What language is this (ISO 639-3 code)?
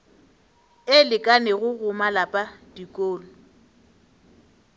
nso